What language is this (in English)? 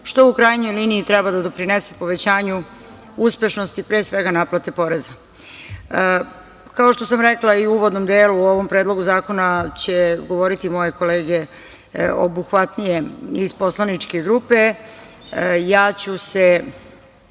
Serbian